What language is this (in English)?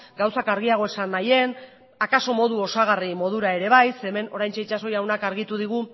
Basque